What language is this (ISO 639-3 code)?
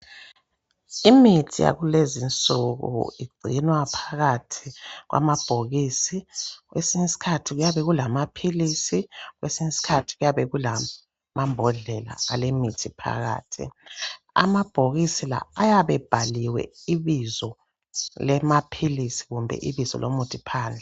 nde